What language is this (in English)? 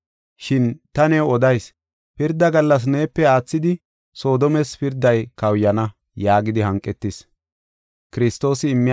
Gofa